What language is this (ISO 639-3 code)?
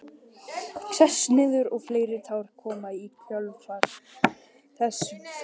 isl